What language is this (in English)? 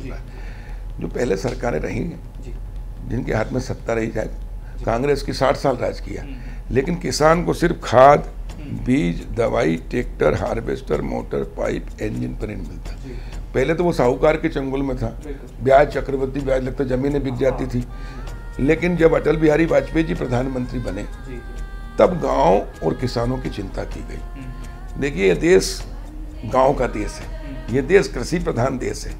Hindi